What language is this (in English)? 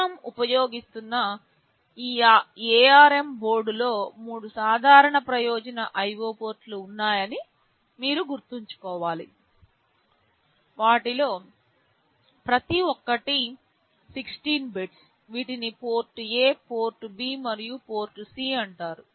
Telugu